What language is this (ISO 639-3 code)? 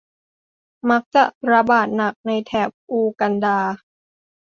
tha